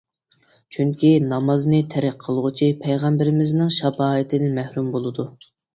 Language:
Uyghur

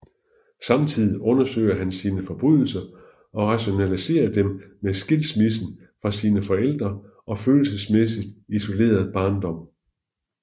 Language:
Danish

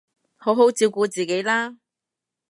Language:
Cantonese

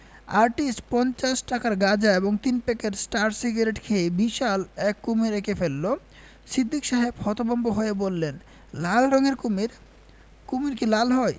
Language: Bangla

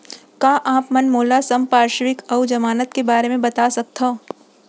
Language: Chhattisgarhi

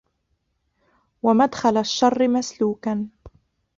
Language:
Arabic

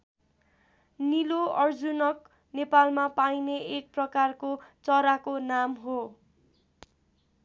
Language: Nepali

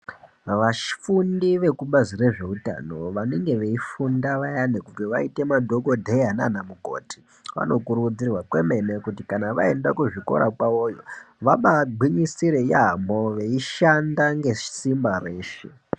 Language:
Ndau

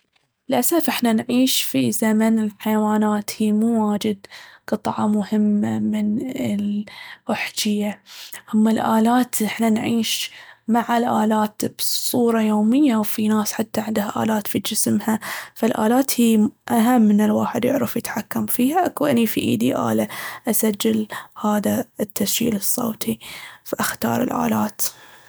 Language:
Baharna Arabic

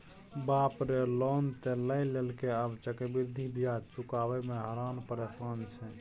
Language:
Maithili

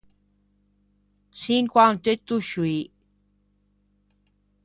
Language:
Ligurian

